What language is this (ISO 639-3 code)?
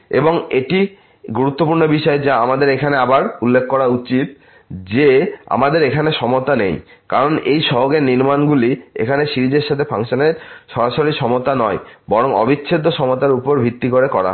ben